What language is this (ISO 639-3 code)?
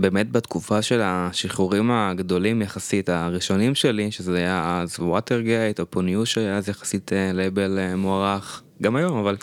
heb